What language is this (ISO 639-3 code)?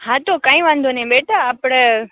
guj